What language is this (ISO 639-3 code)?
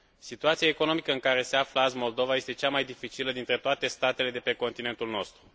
ron